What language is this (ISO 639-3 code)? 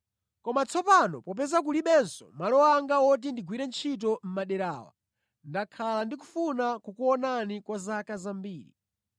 nya